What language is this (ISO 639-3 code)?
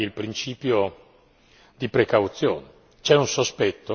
ita